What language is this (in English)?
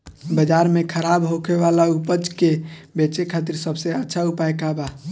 Bhojpuri